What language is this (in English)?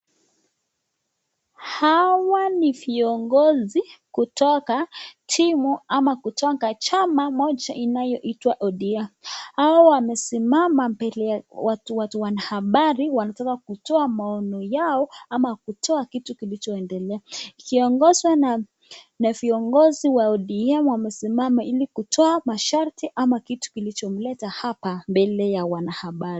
Swahili